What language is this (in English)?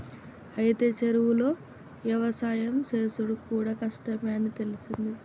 Telugu